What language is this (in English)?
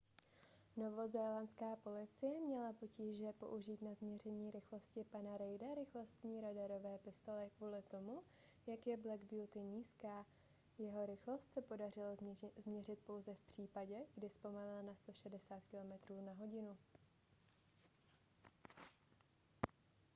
Czech